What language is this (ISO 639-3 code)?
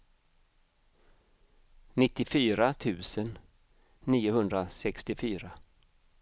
swe